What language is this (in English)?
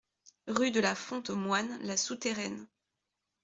French